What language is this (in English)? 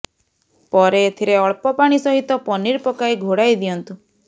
Odia